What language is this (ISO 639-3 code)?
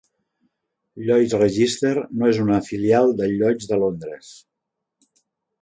cat